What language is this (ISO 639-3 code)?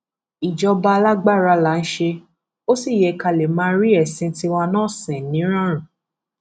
yor